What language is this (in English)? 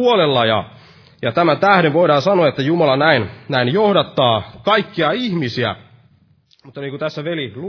Finnish